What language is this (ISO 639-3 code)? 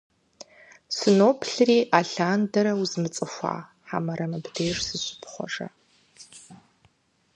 kbd